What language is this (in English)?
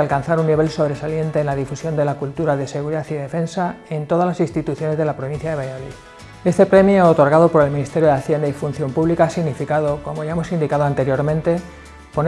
Spanish